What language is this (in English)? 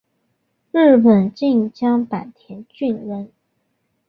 Chinese